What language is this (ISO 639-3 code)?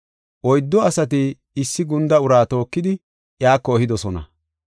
gof